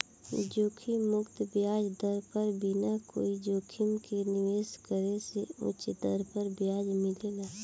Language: Bhojpuri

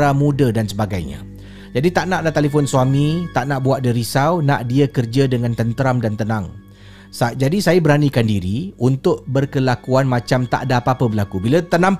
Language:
Malay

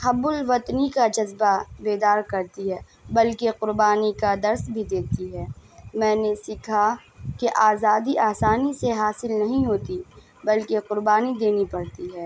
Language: Urdu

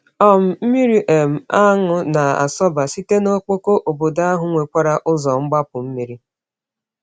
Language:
Igbo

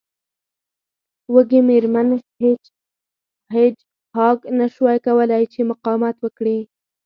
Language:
Pashto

